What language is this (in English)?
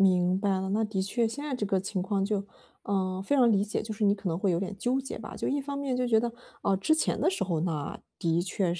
Chinese